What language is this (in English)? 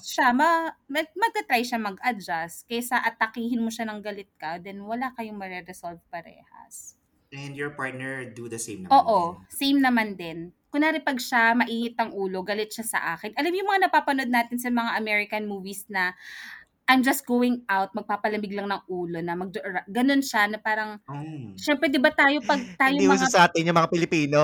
Filipino